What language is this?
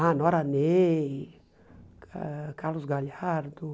Portuguese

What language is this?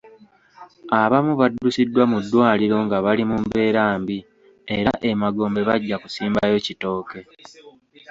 Ganda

